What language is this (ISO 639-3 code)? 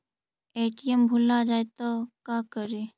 mag